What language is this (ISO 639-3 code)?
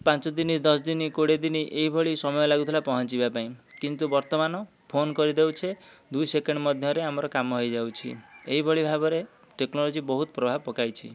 ori